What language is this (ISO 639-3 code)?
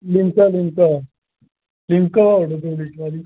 doi